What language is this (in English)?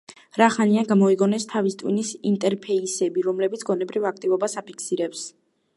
Georgian